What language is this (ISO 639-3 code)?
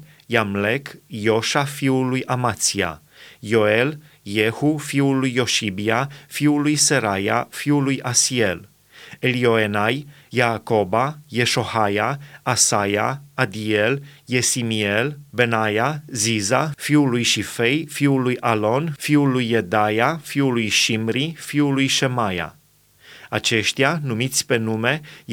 ron